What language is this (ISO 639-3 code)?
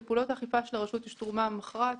heb